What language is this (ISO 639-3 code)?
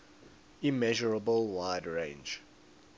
eng